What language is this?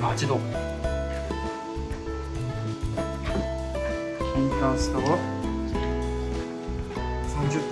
Japanese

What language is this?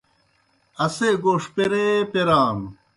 Kohistani Shina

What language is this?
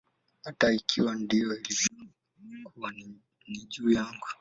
Swahili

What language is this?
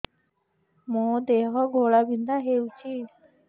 Odia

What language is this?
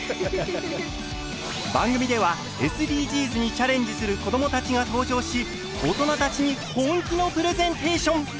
Japanese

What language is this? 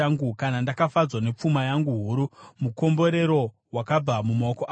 Shona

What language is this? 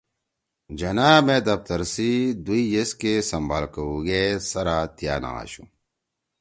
Torwali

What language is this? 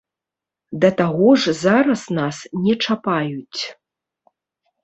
Belarusian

